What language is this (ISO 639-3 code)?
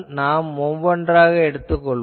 tam